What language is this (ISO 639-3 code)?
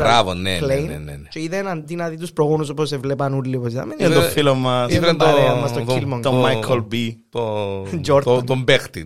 ell